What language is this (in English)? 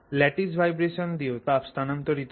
Bangla